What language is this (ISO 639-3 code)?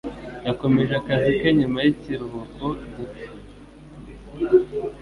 kin